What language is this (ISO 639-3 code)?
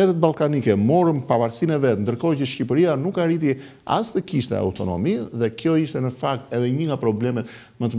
ron